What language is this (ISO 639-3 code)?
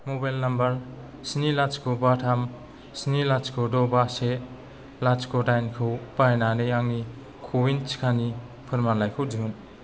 brx